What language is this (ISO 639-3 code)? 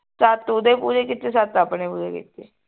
pan